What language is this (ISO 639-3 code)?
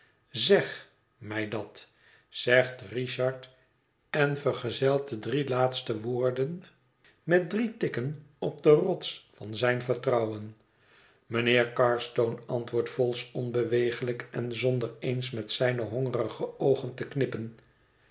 nld